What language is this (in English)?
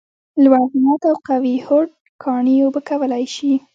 Pashto